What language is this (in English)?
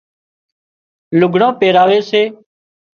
Wadiyara Koli